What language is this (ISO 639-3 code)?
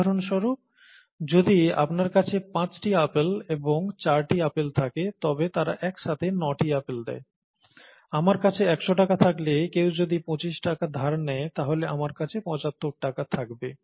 ben